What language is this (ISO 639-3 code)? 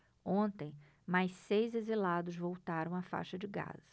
por